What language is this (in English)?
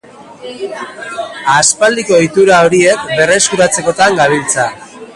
Basque